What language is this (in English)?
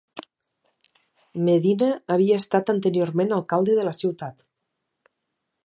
Catalan